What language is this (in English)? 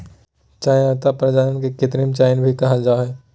Magahi